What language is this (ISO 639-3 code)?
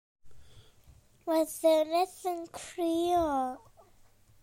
cym